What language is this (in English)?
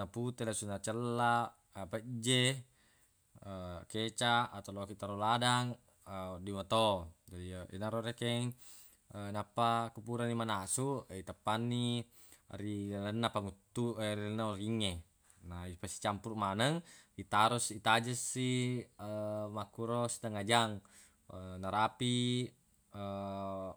Buginese